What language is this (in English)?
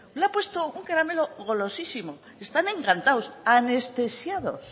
Spanish